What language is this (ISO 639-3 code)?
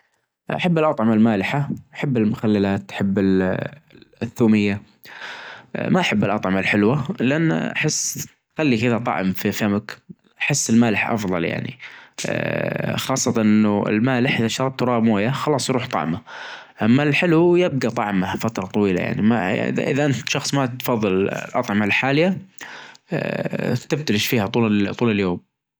ars